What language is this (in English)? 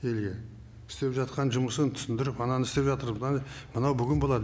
Kazakh